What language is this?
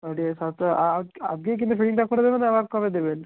Bangla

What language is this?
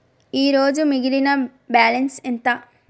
Telugu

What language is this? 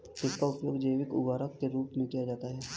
Hindi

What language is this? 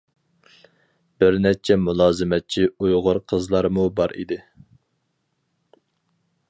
Uyghur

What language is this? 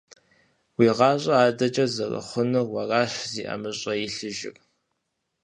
Kabardian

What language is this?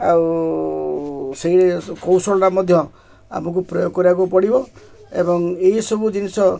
Odia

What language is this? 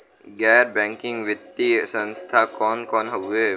Bhojpuri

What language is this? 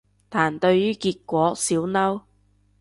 Cantonese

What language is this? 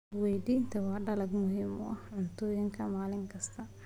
Somali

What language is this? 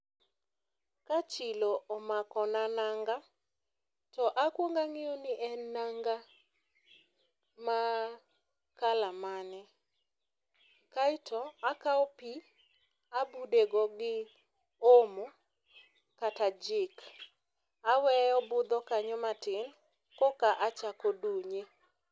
Luo (Kenya and Tanzania)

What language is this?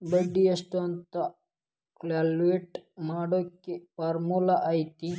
Kannada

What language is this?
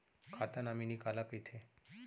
Chhattisgarhi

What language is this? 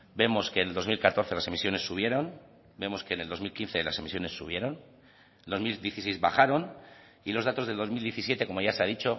Spanish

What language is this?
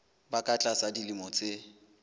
Southern Sotho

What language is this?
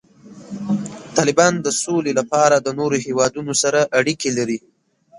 Pashto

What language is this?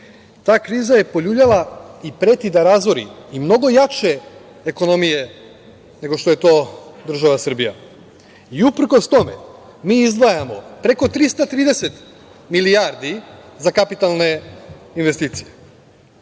Serbian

